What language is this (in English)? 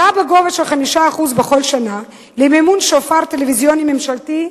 Hebrew